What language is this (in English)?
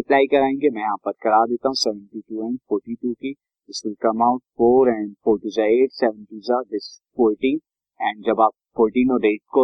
Hindi